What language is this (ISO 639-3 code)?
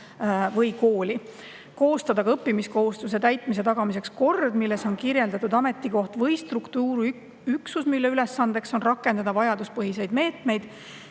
est